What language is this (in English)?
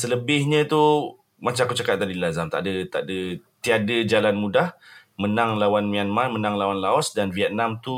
Malay